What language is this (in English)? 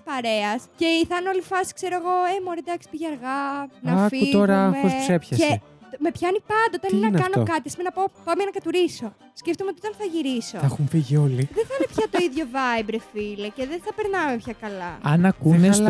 Greek